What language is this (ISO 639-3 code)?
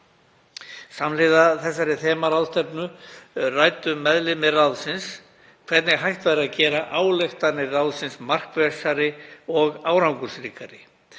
isl